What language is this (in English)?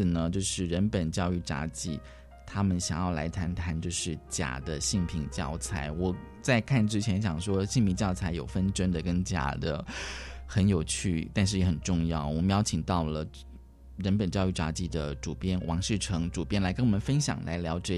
Chinese